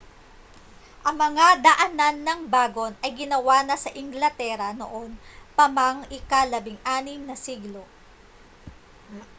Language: Filipino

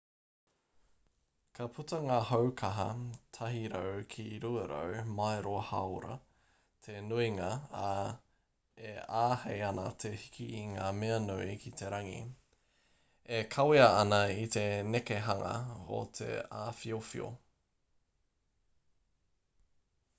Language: Māori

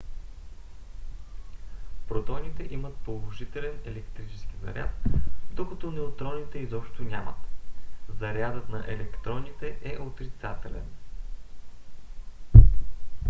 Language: Bulgarian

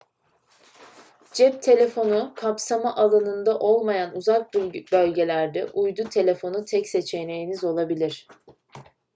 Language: Turkish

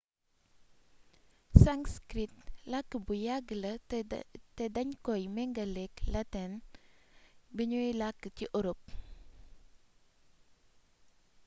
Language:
Wolof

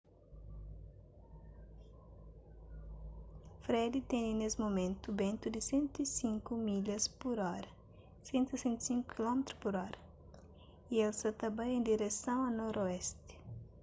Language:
Kabuverdianu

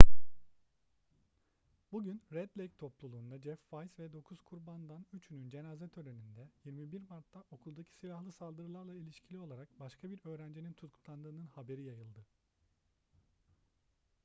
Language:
Turkish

